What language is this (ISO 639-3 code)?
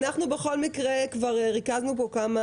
heb